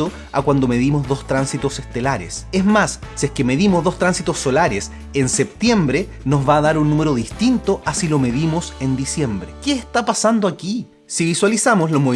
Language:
Spanish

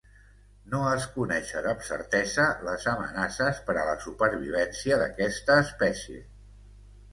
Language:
Catalan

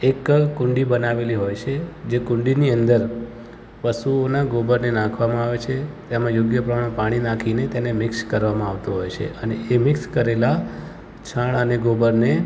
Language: Gujarati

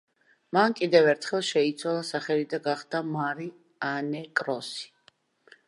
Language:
Georgian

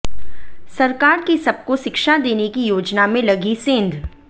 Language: Hindi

